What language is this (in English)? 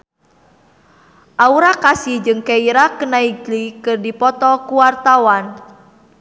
Sundanese